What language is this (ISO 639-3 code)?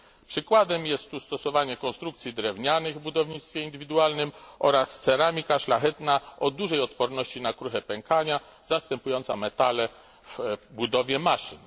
pol